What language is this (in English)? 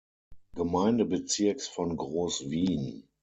German